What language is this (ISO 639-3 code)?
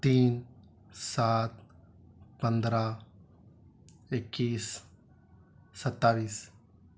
urd